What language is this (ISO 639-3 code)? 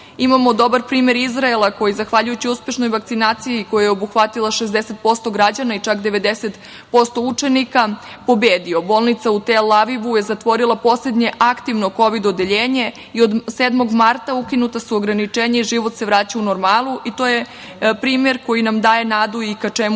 srp